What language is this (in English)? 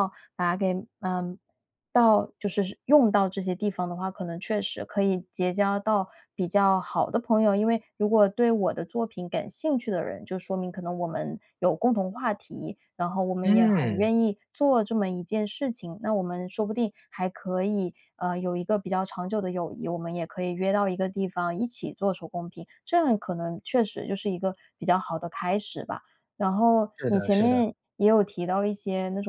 Chinese